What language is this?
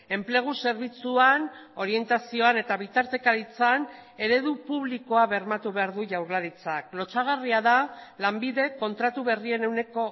Basque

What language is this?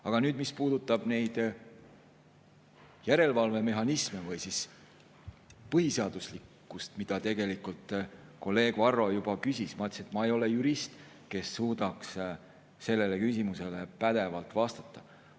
Estonian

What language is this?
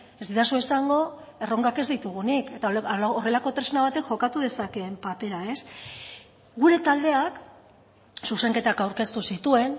Basque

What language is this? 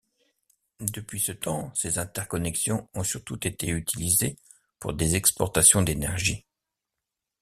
French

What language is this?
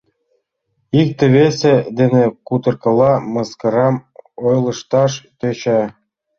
Mari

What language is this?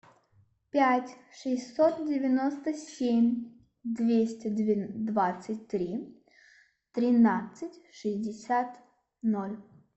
Russian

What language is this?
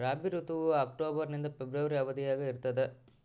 Kannada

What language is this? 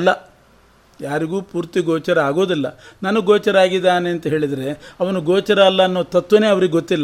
Kannada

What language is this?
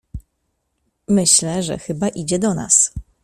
Polish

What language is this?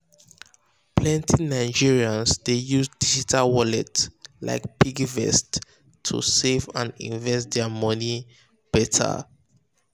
Nigerian Pidgin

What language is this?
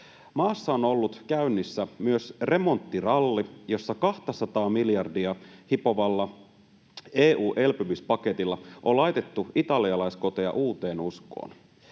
Finnish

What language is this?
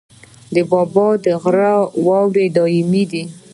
Pashto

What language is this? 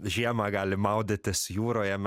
Lithuanian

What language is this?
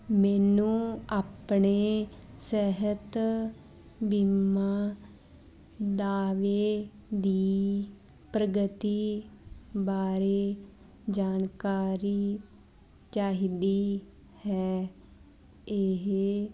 Punjabi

